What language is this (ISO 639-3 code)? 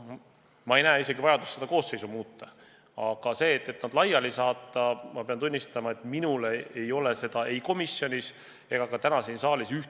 est